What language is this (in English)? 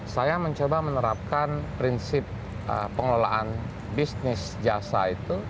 Indonesian